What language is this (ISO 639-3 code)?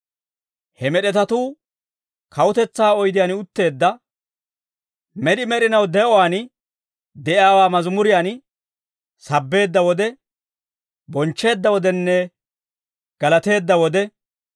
dwr